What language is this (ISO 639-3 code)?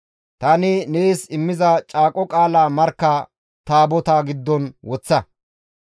gmv